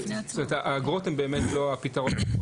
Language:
Hebrew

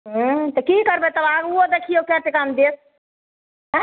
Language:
Maithili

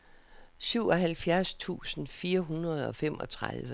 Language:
Danish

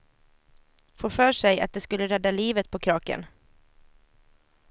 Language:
Swedish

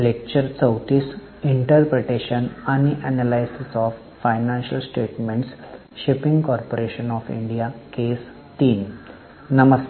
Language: Marathi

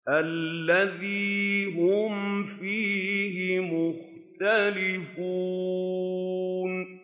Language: Arabic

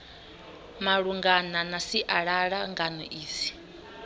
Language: Venda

